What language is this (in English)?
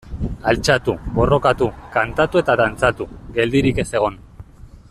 Basque